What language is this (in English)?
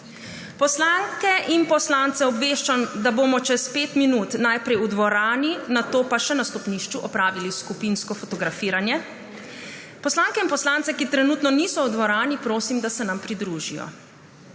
Slovenian